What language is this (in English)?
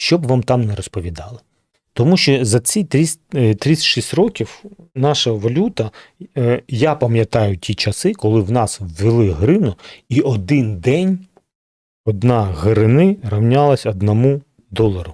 Ukrainian